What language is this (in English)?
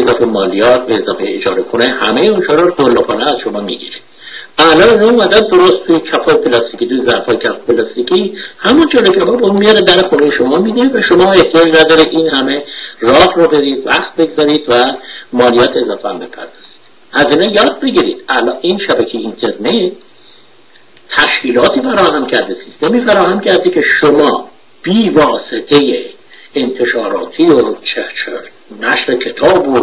Persian